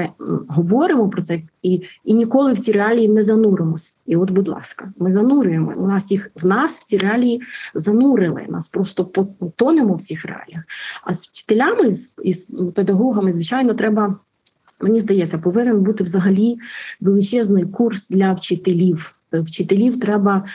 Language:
Ukrainian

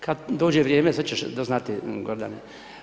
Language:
Croatian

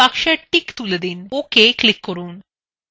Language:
Bangla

